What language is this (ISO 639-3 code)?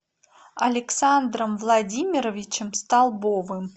rus